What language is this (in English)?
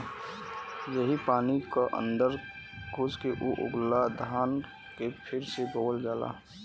Bhojpuri